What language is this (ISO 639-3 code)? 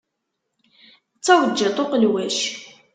kab